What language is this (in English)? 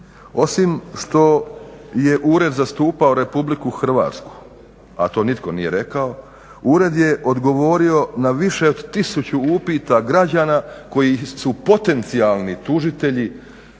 Croatian